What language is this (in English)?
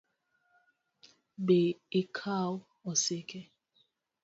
Luo (Kenya and Tanzania)